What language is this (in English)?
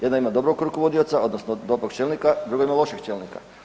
Croatian